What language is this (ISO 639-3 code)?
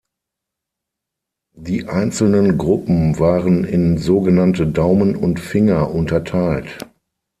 deu